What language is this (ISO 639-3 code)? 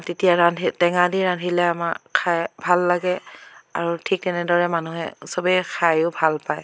asm